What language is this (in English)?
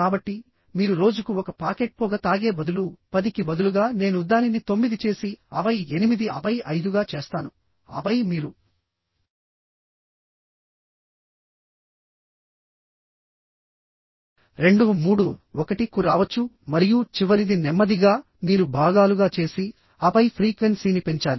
Telugu